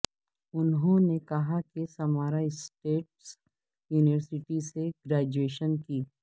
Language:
Urdu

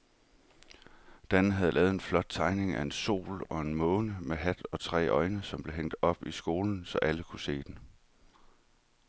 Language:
Danish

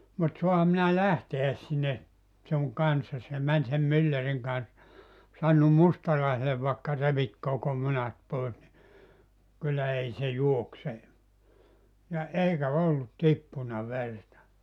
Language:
Finnish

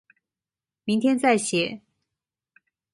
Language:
Chinese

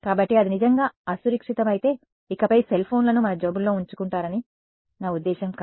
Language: Telugu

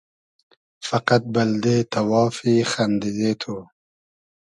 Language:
Hazaragi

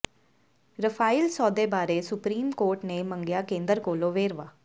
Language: Punjabi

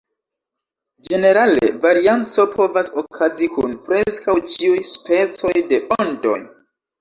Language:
Esperanto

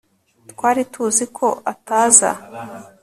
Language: Kinyarwanda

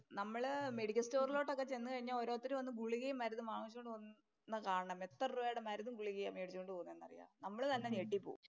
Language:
Malayalam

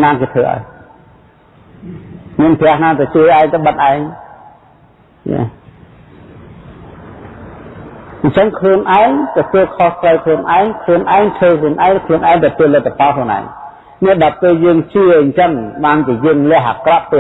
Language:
Vietnamese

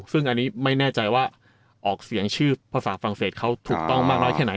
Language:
Thai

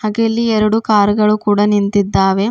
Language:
Kannada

